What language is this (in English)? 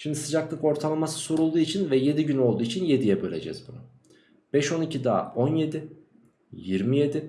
Turkish